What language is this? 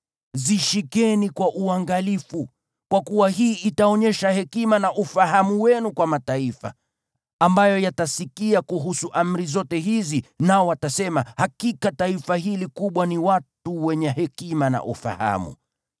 Swahili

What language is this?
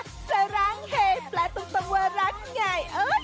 Thai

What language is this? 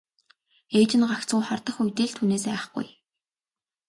Mongolian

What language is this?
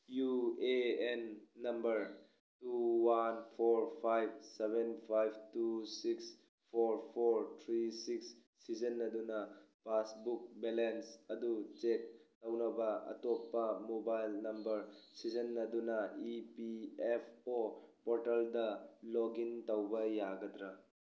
Manipuri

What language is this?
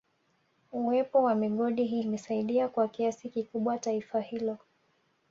Swahili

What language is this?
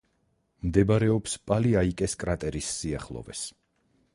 Georgian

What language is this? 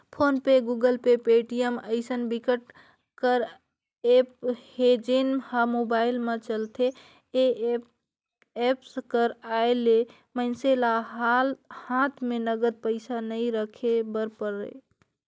Chhattisgarhi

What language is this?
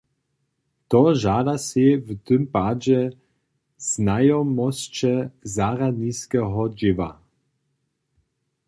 Upper Sorbian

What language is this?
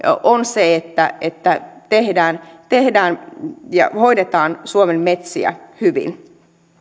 Finnish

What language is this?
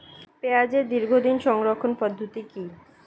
Bangla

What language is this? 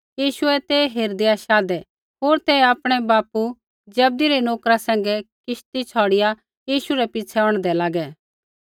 Kullu Pahari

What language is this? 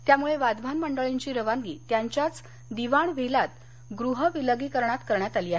Marathi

